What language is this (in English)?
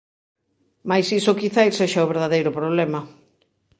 Galician